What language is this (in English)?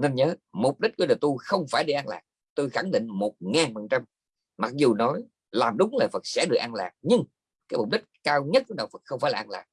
Vietnamese